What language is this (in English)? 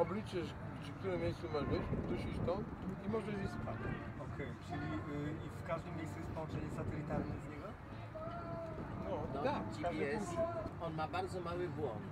Polish